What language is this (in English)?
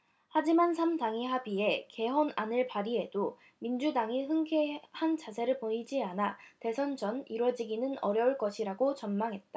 Korean